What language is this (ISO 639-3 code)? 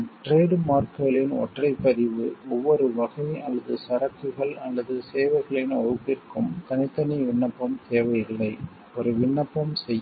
tam